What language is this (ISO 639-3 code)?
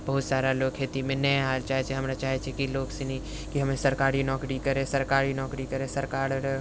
mai